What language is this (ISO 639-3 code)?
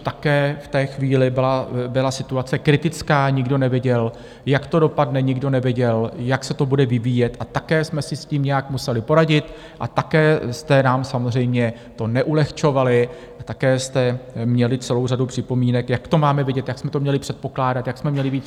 ces